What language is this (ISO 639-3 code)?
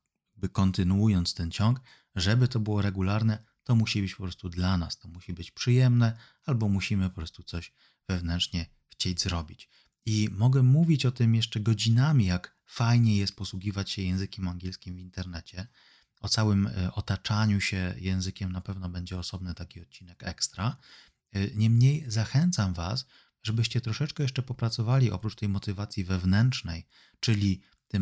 pol